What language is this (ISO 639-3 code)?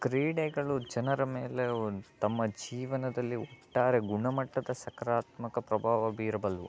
kan